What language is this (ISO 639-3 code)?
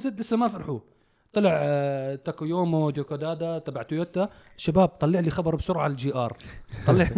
ara